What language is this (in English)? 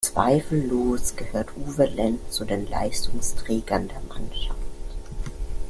German